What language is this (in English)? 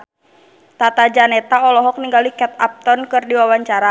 Sundanese